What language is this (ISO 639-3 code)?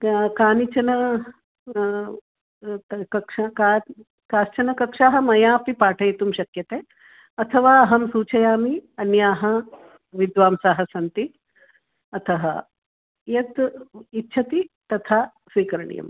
san